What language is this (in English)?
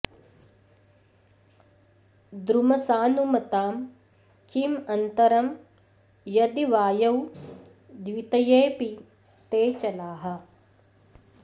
Sanskrit